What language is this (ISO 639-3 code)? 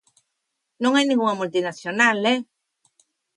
glg